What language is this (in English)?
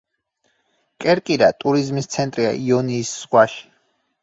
Georgian